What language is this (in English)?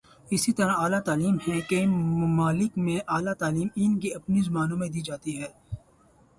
Urdu